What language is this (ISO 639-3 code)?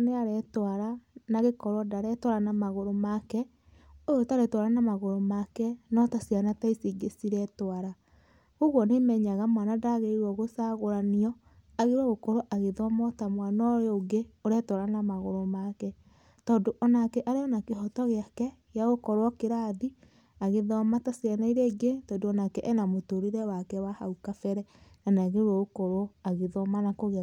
kik